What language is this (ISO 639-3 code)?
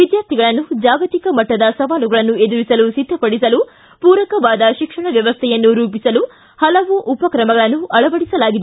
kan